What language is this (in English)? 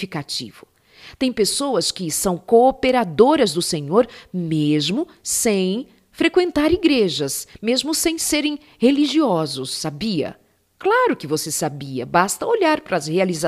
Portuguese